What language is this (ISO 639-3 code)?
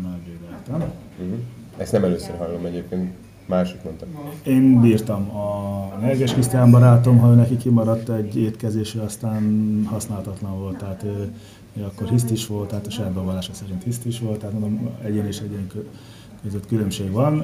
hun